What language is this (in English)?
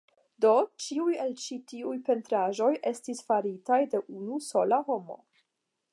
Esperanto